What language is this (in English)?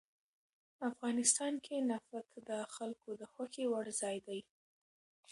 Pashto